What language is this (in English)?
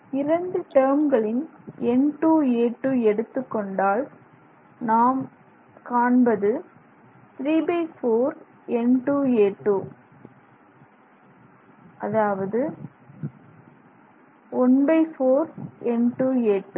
Tamil